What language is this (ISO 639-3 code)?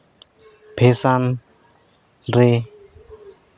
sat